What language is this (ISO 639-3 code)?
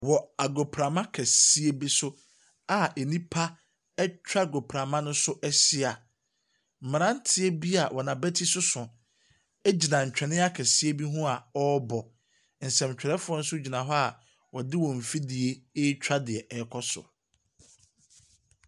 aka